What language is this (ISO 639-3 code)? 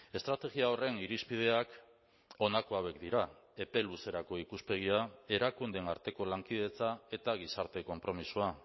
eus